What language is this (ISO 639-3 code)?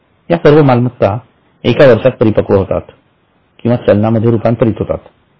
mar